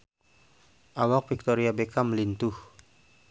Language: Sundanese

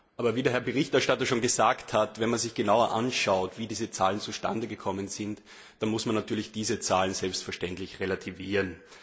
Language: German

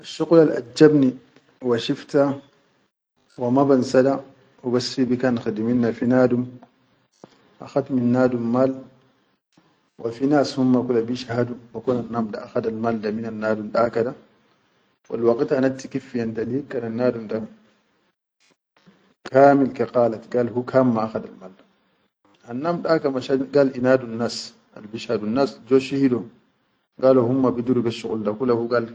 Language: Chadian Arabic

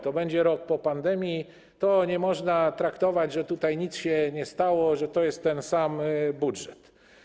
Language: Polish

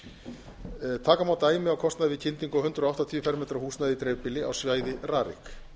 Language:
Icelandic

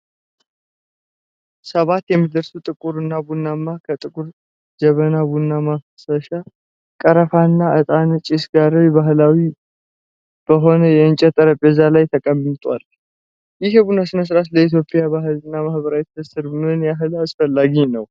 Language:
Amharic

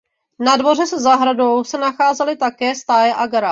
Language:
Czech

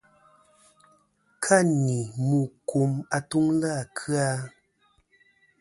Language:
Kom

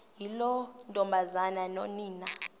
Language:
Xhosa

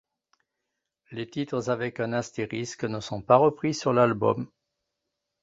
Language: French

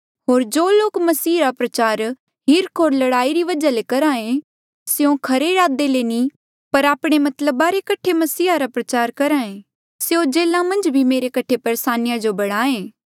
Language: Mandeali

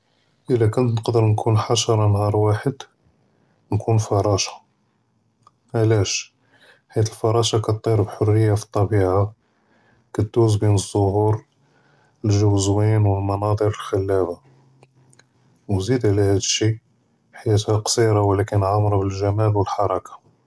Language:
Judeo-Arabic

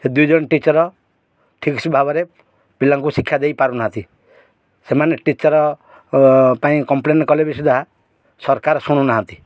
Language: Odia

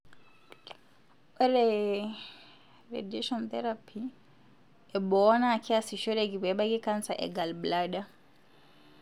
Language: Masai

